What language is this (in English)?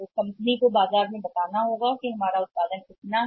Hindi